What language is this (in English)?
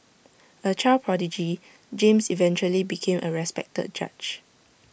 English